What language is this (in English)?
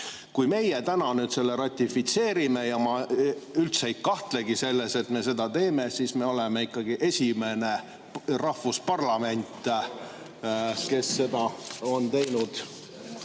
Estonian